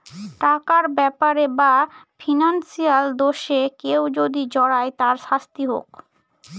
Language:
Bangla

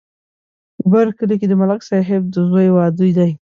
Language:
Pashto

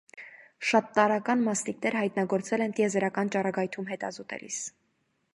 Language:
Armenian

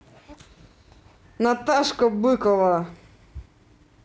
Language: Russian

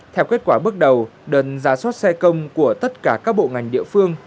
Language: Vietnamese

